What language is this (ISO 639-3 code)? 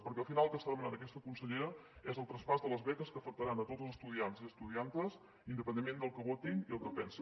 cat